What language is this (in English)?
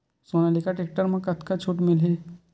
Chhattisgarhi